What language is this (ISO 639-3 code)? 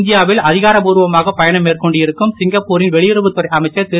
tam